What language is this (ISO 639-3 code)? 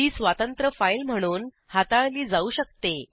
mar